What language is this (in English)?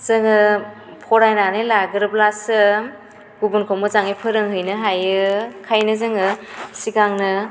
Bodo